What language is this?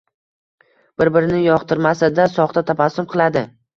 Uzbek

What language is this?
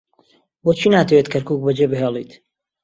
Central Kurdish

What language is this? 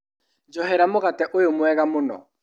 Kikuyu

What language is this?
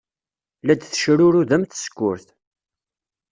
Kabyle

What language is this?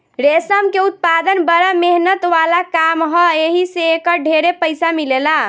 Bhojpuri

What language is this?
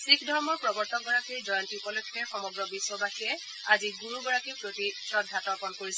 Assamese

